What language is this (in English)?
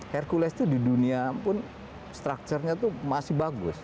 Indonesian